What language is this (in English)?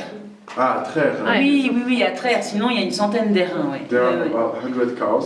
French